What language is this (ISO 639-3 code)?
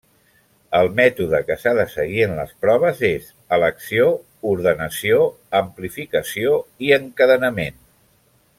cat